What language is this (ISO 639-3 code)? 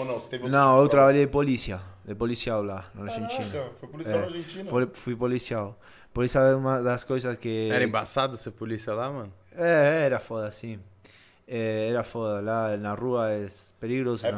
por